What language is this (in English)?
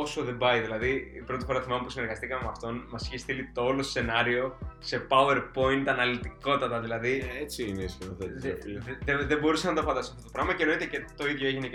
Greek